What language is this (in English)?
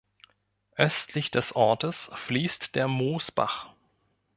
German